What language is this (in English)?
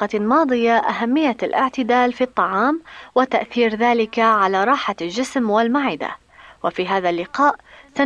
Arabic